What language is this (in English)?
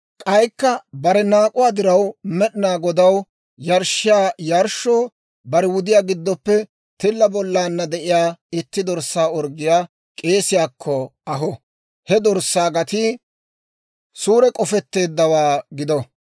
Dawro